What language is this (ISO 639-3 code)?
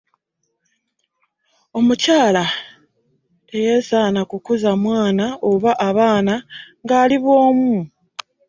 lug